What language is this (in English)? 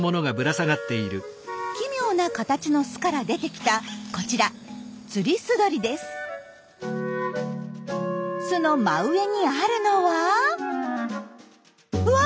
Japanese